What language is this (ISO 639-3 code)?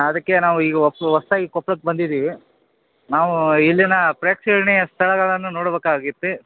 kan